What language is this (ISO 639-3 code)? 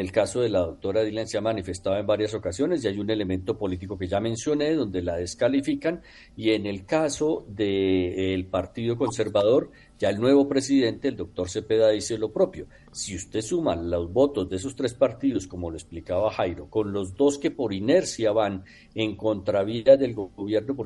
spa